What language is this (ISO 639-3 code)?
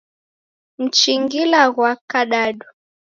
dav